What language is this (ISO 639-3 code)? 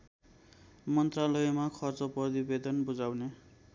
nep